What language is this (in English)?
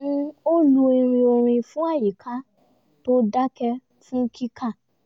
Yoruba